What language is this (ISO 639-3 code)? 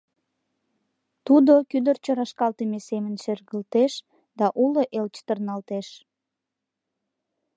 chm